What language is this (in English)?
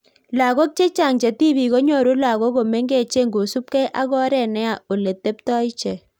Kalenjin